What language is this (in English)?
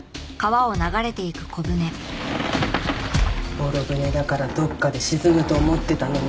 Japanese